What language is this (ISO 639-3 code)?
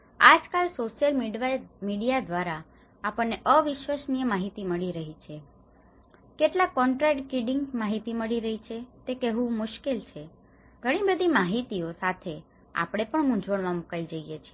guj